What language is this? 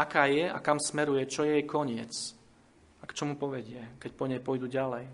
Slovak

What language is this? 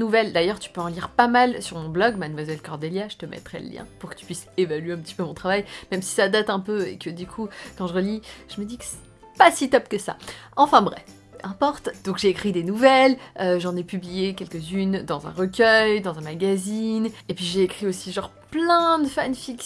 French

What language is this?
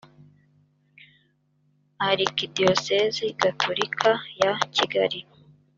Kinyarwanda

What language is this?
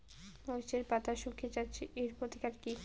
Bangla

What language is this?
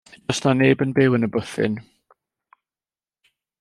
Welsh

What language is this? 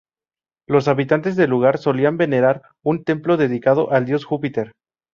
Spanish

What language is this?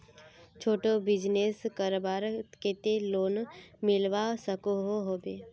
Magahi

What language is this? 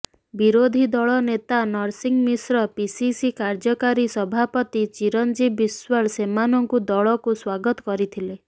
Odia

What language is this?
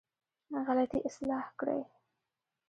Pashto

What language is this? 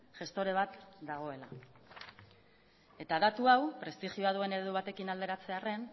Basque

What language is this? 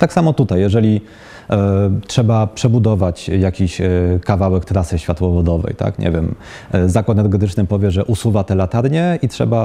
Polish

